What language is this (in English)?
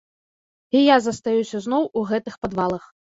Belarusian